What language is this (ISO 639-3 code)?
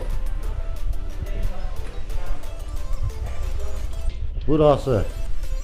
tur